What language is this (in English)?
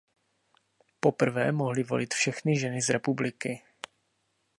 Czech